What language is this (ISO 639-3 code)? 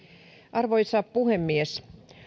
fin